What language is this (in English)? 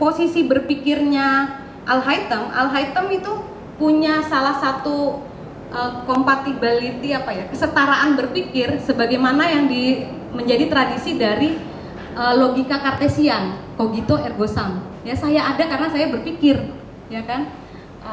Indonesian